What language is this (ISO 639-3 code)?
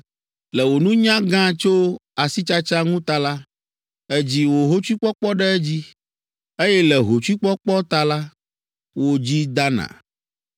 ewe